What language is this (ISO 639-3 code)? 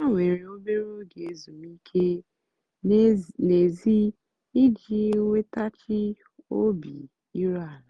ibo